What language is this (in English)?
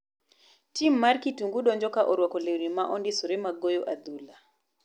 Luo (Kenya and Tanzania)